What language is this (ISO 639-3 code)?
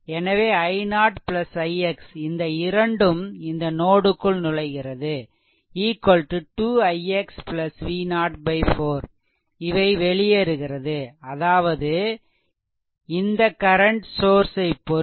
tam